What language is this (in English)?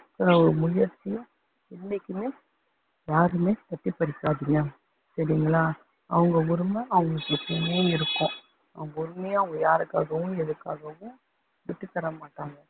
Tamil